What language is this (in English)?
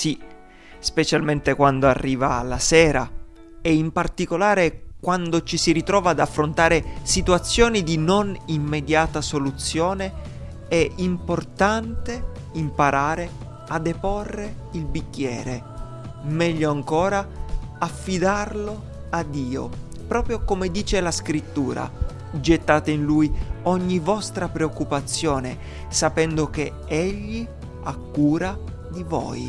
Italian